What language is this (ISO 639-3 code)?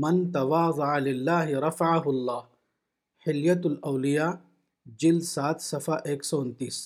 urd